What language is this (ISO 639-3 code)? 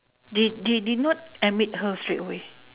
eng